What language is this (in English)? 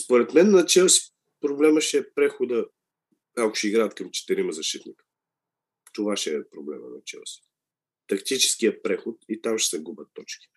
Bulgarian